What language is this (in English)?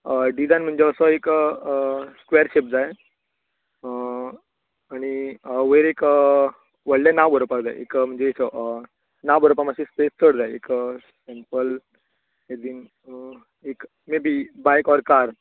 Konkani